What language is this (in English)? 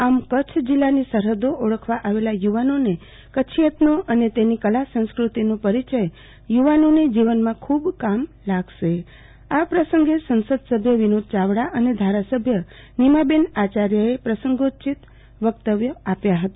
Gujarati